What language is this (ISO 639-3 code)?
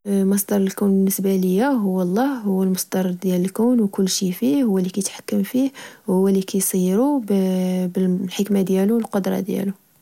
ary